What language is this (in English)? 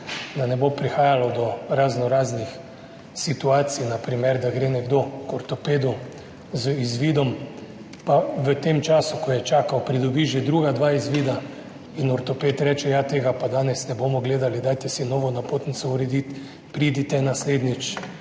Slovenian